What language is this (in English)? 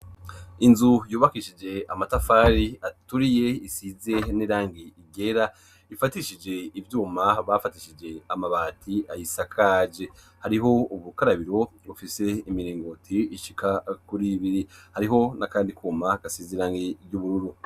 Rundi